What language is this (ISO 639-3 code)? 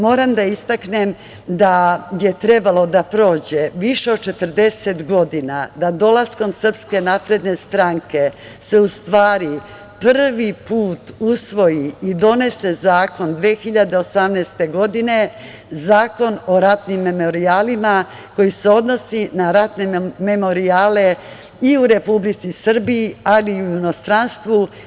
srp